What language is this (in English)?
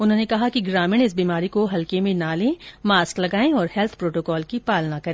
Hindi